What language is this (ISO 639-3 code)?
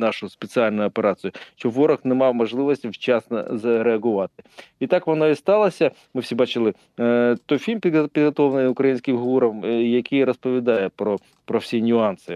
ukr